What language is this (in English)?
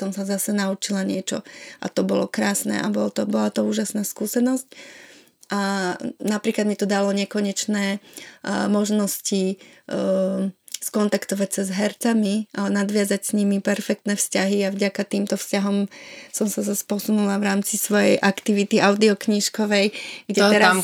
Slovak